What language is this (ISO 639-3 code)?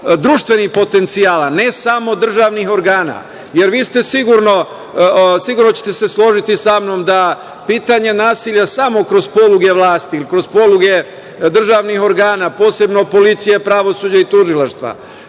srp